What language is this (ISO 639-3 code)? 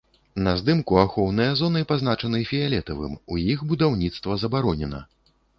bel